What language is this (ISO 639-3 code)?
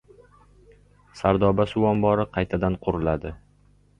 uzb